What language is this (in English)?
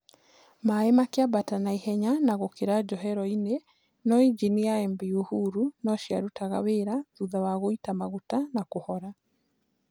Kikuyu